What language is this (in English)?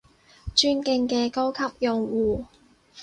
Cantonese